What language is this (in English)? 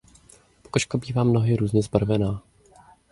Czech